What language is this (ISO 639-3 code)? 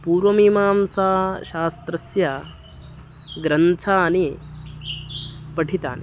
san